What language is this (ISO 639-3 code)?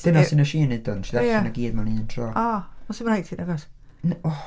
cym